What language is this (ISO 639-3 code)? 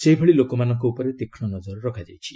ori